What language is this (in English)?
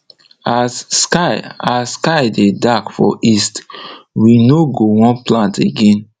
Nigerian Pidgin